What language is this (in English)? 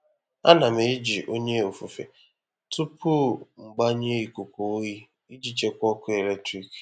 Igbo